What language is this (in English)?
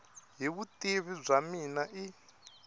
Tsonga